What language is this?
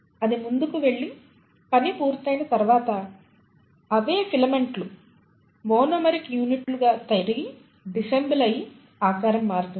Telugu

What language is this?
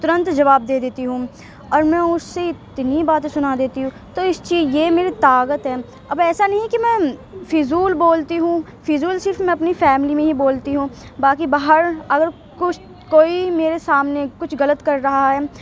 Urdu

